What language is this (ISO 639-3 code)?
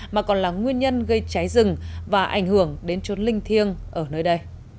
vie